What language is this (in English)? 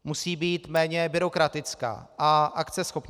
Czech